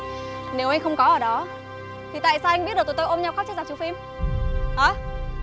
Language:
Vietnamese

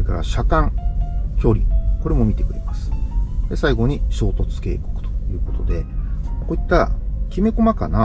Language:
Japanese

